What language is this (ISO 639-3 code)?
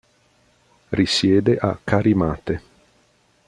ita